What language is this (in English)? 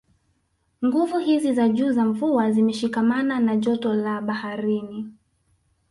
Swahili